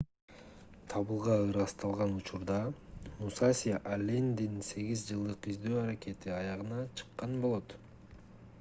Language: Kyrgyz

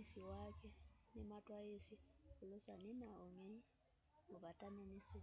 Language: Kamba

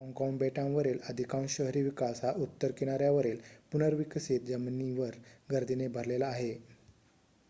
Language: Marathi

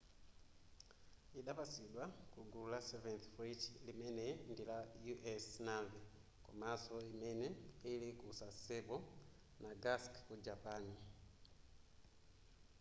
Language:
Nyanja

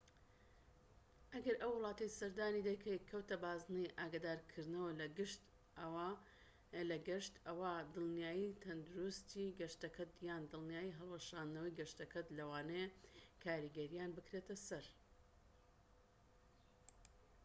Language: Central Kurdish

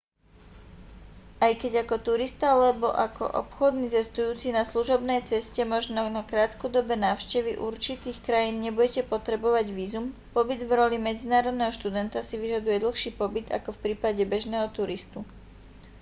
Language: Slovak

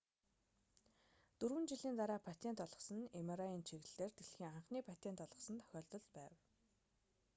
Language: Mongolian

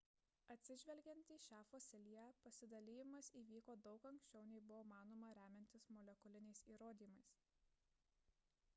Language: Lithuanian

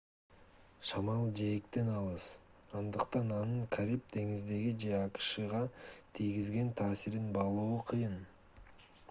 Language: Kyrgyz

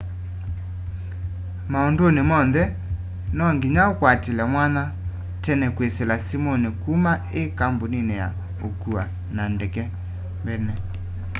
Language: Kamba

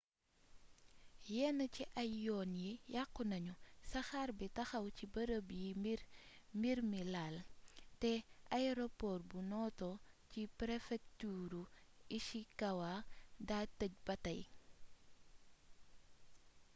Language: Wolof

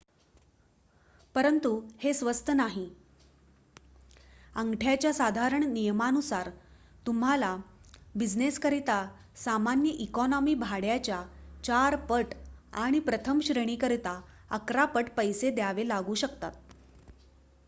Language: Marathi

